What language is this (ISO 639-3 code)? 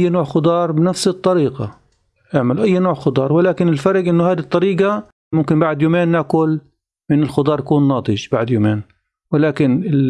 ara